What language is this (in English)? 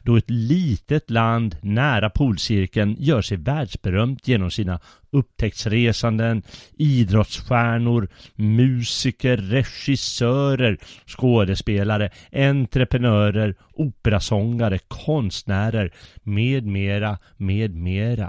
Swedish